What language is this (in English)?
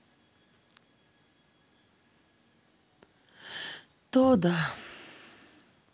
Russian